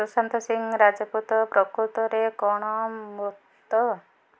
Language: Odia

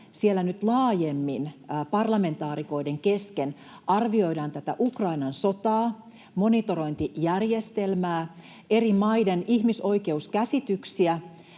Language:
Finnish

